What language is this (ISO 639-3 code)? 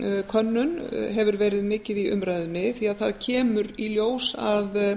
isl